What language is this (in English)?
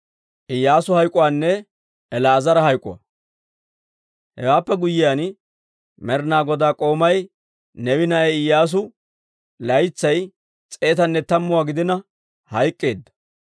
Dawro